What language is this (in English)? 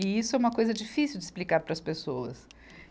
Portuguese